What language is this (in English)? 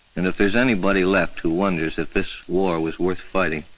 English